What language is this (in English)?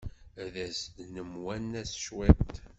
Kabyle